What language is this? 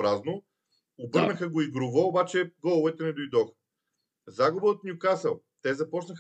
Bulgarian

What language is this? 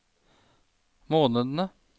Norwegian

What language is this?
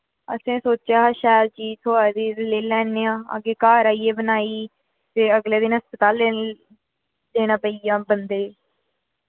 Dogri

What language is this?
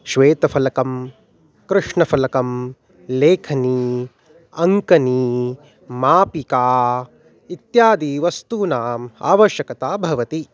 Sanskrit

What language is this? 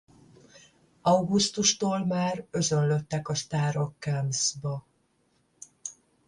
Hungarian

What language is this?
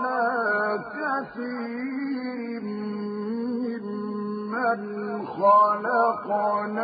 Arabic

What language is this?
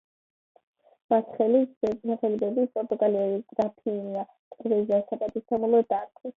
Georgian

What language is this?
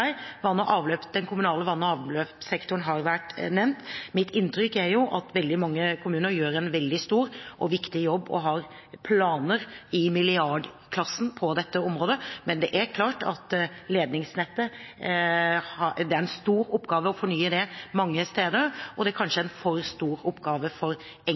Norwegian Bokmål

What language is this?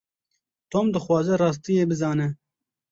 Kurdish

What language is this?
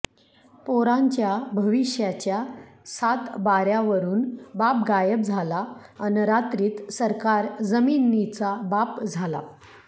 Marathi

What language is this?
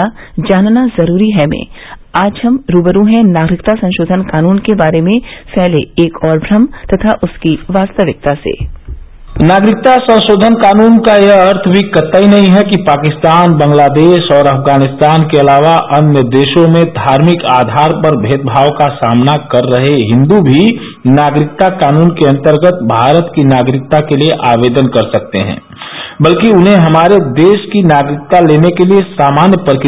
Hindi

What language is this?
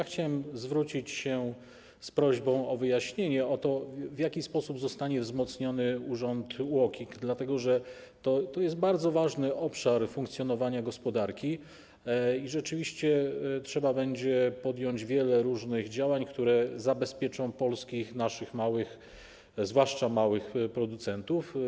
Polish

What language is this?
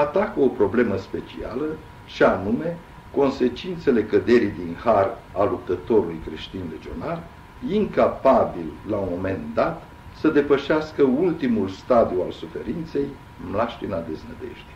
Romanian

